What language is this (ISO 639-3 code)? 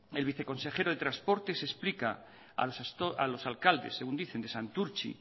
spa